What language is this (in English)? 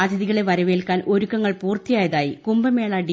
Malayalam